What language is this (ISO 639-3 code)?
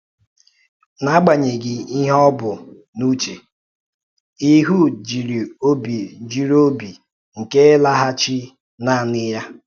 ibo